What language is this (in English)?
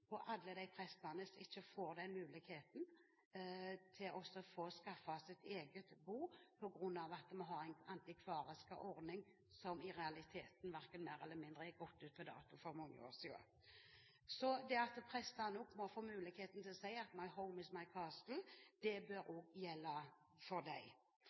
Norwegian Bokmål